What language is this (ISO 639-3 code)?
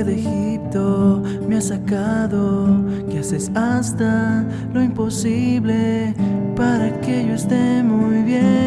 spa